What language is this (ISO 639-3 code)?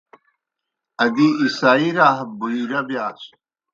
plk